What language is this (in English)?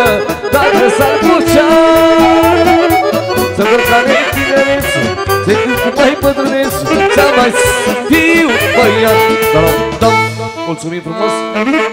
Romanian